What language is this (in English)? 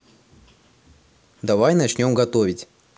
Russian